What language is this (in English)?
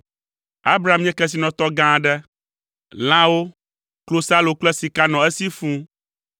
Ewe